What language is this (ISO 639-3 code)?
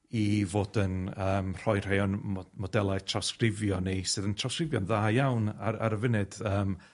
cym